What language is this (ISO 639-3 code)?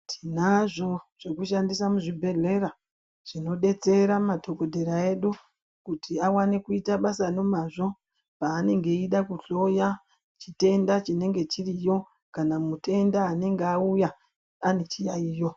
ndc